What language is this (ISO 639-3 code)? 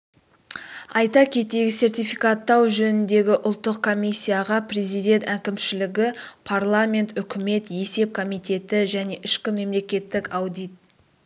kaz